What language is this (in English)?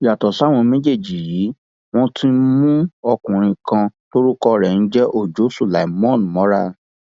Yoruba